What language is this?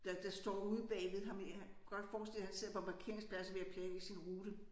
Danish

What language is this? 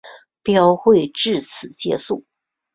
Chinese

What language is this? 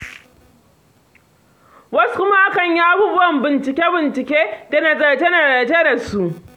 Hausa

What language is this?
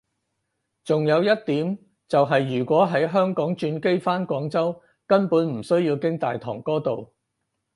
Cantonese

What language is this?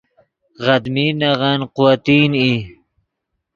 Yidgha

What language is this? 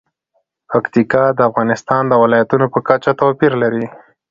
Pashto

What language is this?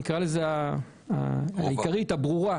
Hebrew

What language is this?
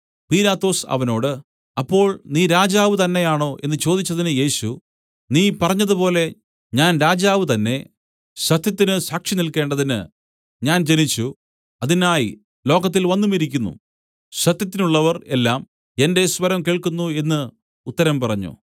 Malayalam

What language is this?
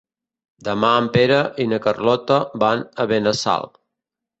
Catalan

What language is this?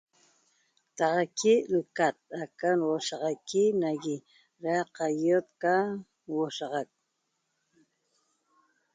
Toba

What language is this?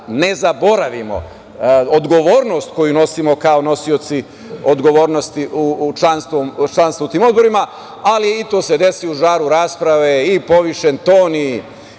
Serbian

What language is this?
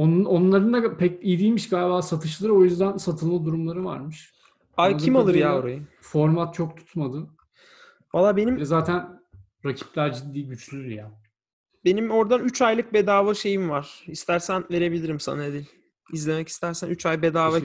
Turkish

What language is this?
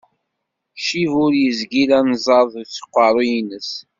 Kabyle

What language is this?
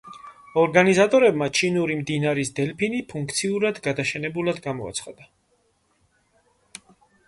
Georgian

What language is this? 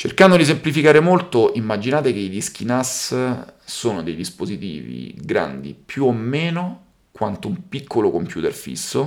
Italian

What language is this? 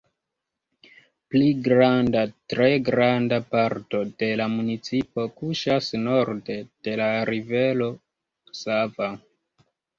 Esperanto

